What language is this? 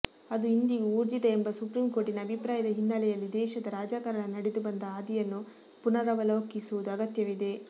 Kannada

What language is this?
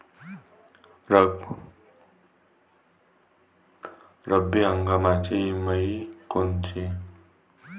Marathi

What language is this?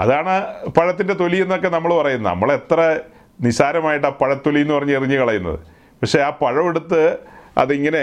Malayalam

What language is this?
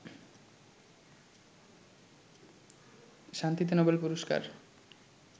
Bangla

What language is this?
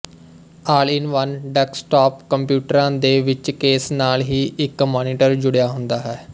Punjabi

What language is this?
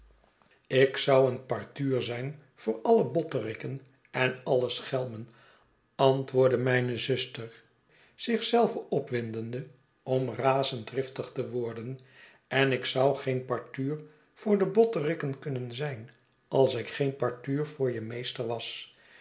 Dutch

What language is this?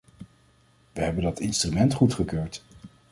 Dutch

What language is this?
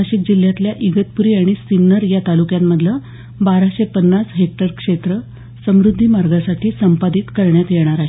Marathi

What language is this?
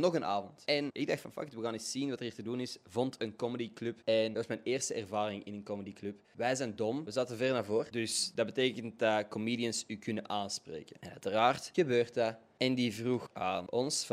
Dutch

